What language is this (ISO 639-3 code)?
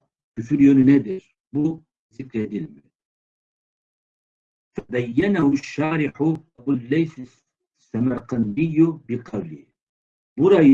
tur